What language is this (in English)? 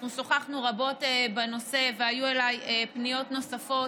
Hebrew